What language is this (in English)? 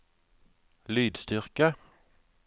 Norwegian